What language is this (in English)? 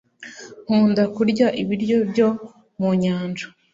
Kinyarwanda